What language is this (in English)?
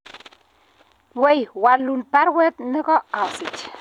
Kalenjin